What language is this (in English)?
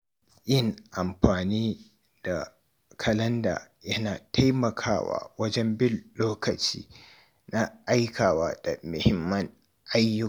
Hausa